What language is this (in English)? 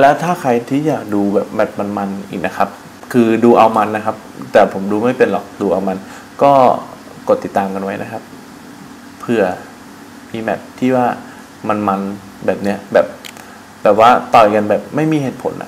Thai